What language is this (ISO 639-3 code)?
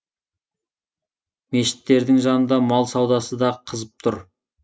kaz